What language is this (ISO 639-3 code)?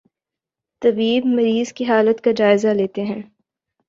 urd